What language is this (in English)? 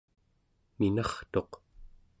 Central Yupik